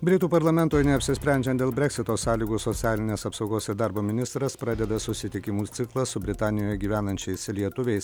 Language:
Lithuanian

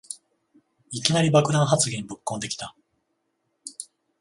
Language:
Japanese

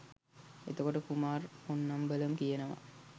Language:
Sinhala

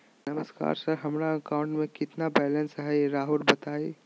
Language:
Magahi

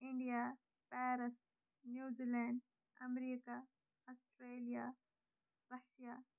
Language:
Kashmiri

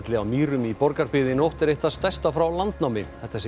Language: Icelandic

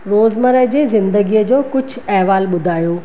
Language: Sindhi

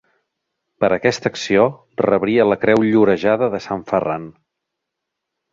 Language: Catalan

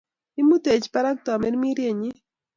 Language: Kalenjin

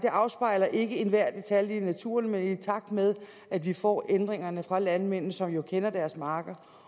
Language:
Danish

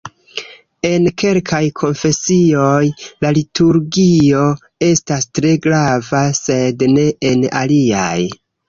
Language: Esperanto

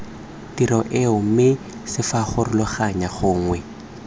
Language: Tswana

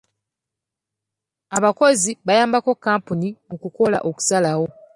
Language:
Ganda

